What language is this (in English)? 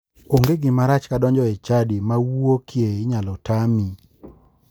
Luo (Kenya and Tanzania)